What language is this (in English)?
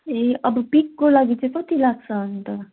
Nepali